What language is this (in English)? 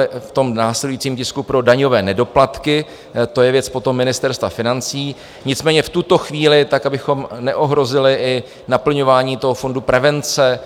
Czech